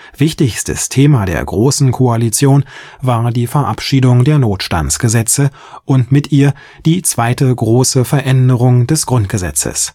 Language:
German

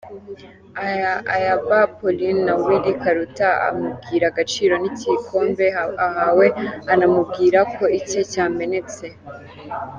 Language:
Kinyarwanda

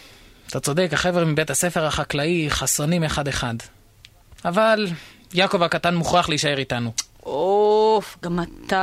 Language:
Hebrew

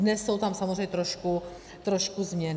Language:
Czech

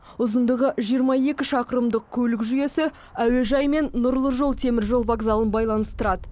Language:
Kazakh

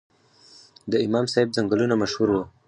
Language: Pashto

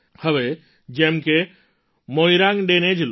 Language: Gujarati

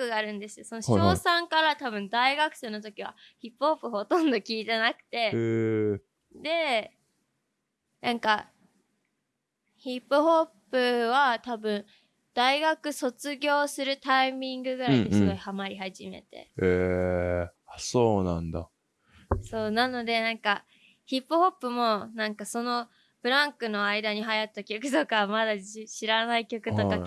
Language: Japanese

